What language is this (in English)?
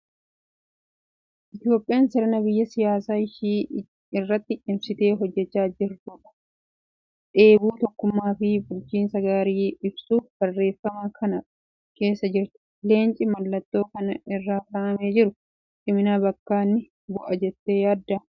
Oromo